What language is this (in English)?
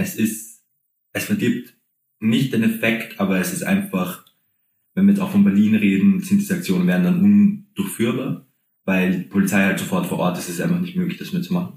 German